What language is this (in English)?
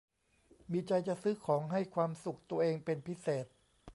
Thai